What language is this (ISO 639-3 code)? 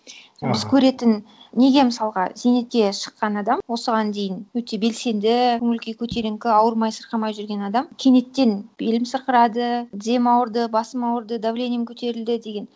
kaz